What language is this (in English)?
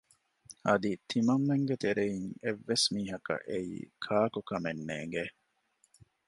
Divehi